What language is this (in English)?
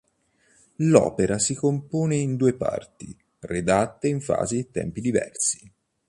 Italian